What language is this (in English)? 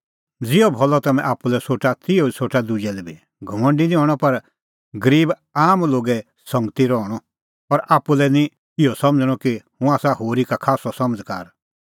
Kullu Pahari